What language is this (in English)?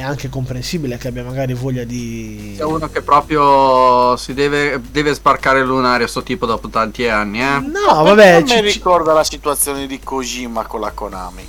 Italian